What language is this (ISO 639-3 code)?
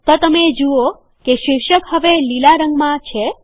guj